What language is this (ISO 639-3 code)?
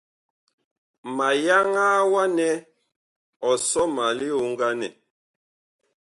bkh